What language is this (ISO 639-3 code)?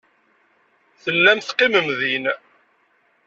kab